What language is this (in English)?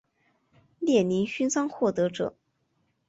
Chinese